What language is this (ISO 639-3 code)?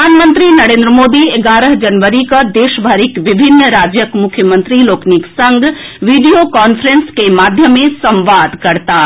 mai